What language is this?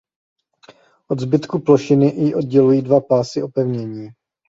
Czech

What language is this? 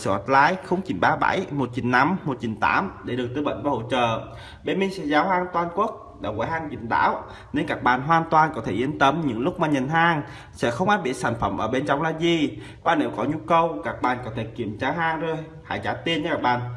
Vietnamese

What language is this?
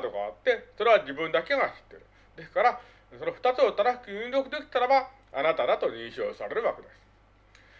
Japanese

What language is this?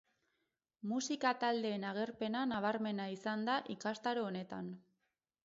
Basque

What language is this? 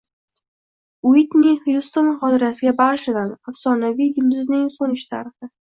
Uzbek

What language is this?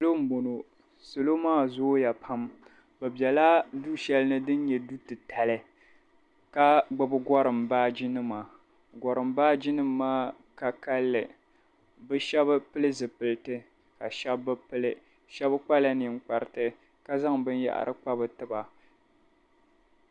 Dagbani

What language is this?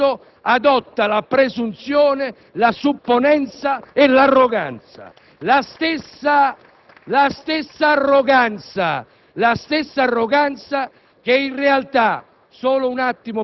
Italian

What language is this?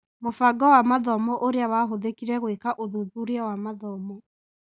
Kikuyu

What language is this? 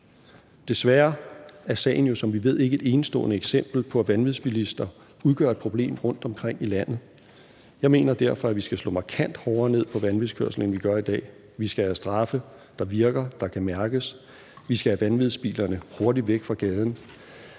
Danish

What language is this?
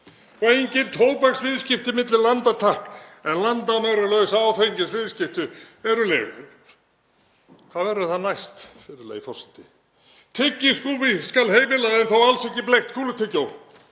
Icelandic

